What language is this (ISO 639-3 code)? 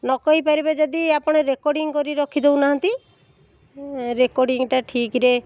ori